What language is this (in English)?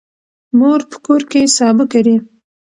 Pashto